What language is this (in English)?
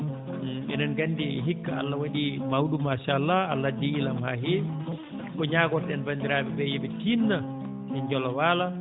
Fula